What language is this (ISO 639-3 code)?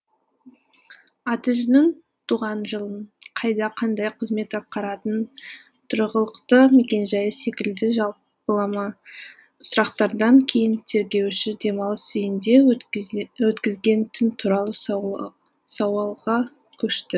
kaz